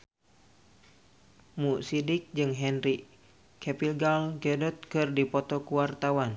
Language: Sundanese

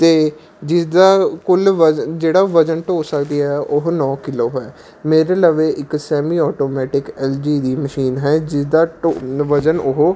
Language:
Punjabi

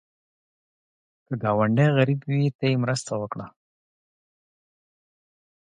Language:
Pashto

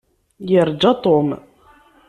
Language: Kabyle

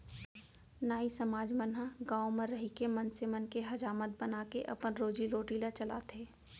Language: Chhattisgarhi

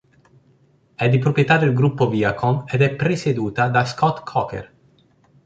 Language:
Italian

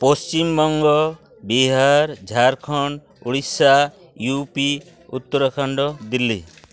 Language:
Santali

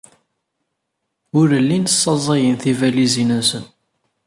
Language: Kabyle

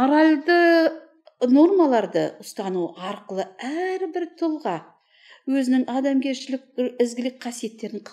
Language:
Turkish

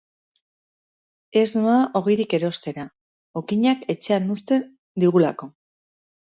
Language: Basque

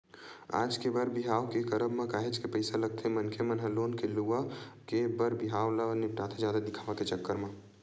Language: Chhattisgarhi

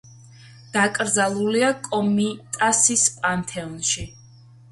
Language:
Georgian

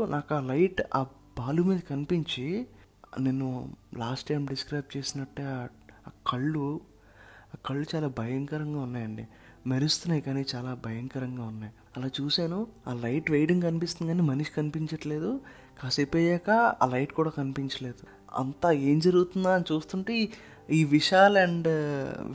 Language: Telugu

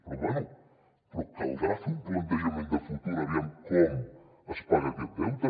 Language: Catalan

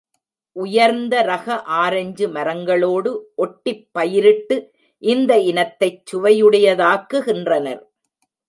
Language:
Tamil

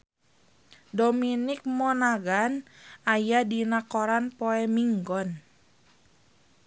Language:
Sundanese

